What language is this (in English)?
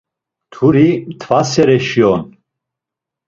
Laz